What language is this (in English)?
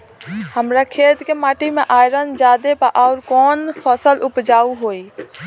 Bhojpuri